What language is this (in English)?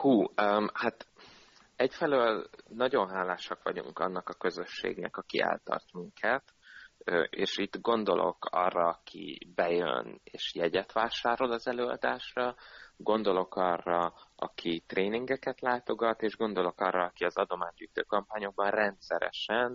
Hungarian